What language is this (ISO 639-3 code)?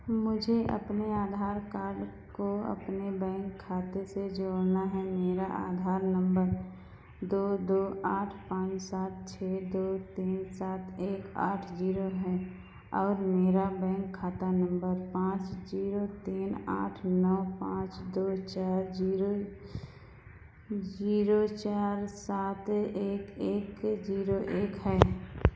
hin